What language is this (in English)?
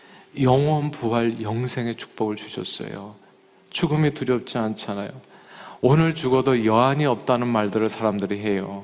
Korean